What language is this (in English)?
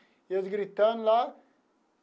Portuguese